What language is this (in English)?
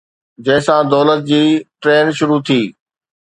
Sindhi